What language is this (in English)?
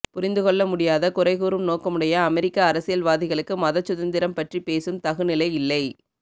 Tamil